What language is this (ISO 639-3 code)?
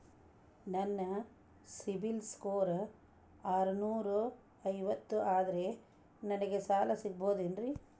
kan